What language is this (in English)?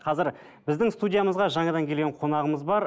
Kazakh